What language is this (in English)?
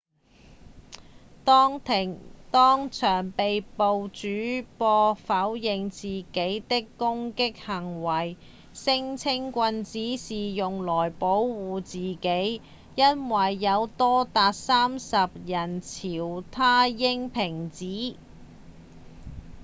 Cantonese